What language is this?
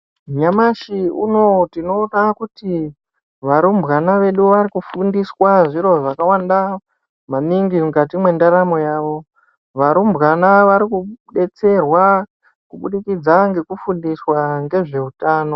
Ndau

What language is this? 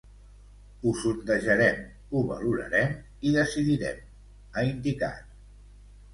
Catalan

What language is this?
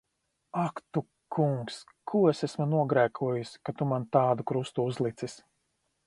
Latvian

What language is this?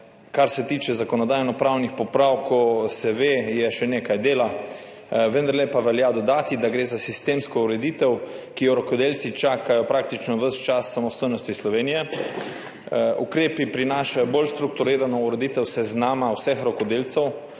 Slovenian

